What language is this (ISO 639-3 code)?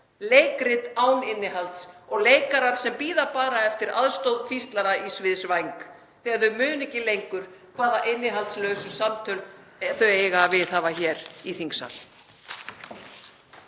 isl